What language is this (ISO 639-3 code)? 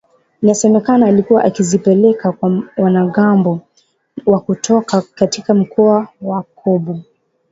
swa